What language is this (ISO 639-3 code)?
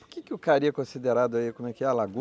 por